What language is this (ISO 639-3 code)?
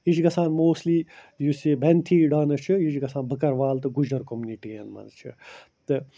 kas